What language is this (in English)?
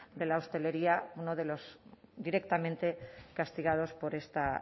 Spanish